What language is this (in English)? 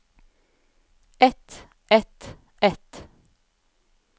Norwegian